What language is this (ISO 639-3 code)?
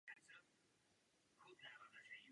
ces